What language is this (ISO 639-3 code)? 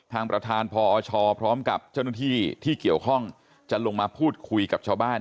tha